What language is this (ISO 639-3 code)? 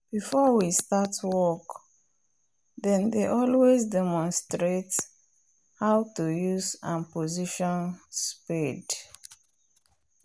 pcm